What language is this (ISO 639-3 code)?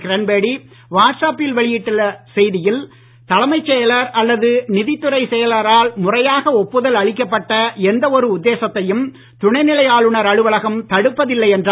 tam